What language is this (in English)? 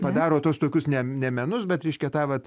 Lithuanian